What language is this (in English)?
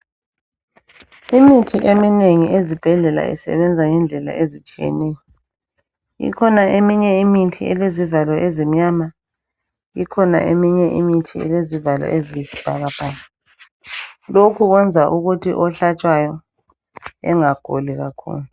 North Ndebele